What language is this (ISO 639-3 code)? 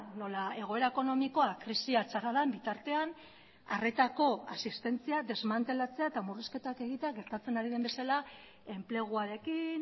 eus